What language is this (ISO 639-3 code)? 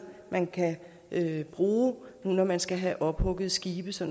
dan